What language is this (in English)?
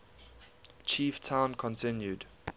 English